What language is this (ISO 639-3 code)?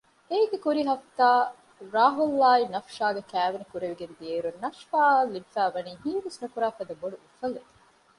div